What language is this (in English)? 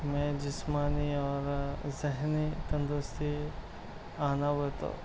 Urdu